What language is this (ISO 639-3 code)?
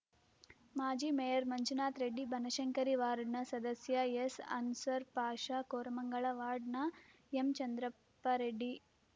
kan